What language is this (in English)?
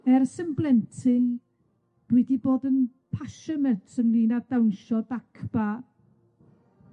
Welsh